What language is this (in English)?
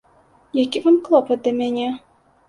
Belarusian